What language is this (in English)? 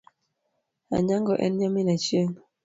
Luo (Kenya and Tanzania)